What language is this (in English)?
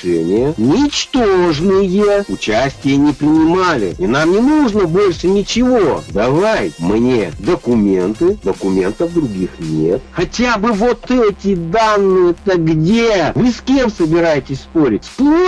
Russian